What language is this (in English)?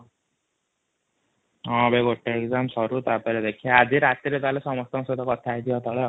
Odia